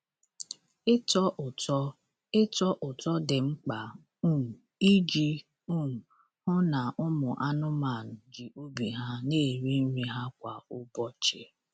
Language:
Igbo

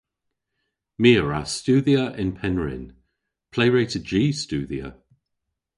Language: Cornish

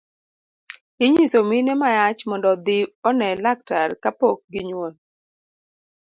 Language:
Luo (Kenya and Tanzania)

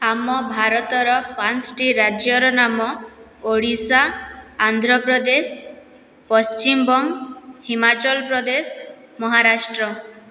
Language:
Odia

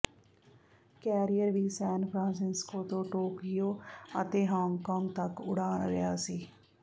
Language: Punjabi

